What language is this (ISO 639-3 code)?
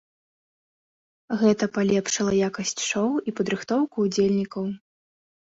bel